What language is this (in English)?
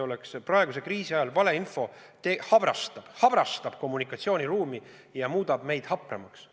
Estonian